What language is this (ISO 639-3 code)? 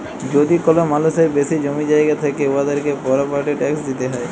ben